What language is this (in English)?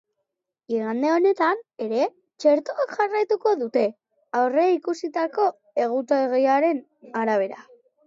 Basque